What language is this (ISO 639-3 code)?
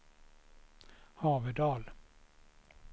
swe